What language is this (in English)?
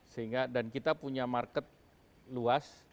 Indonesian